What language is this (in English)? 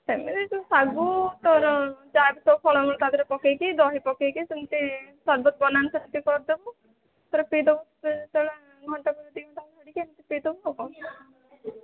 Odia